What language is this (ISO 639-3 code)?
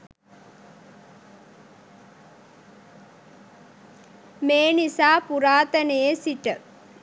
sin